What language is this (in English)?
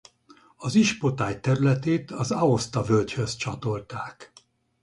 Hungarian